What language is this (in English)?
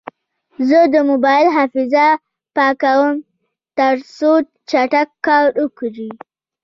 Pashto